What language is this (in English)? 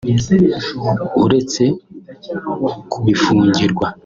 Kinyarwanda